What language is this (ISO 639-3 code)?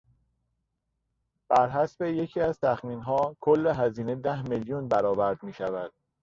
fas